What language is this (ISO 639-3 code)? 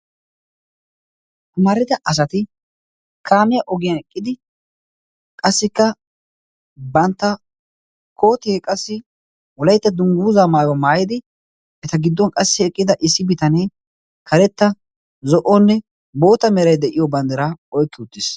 wal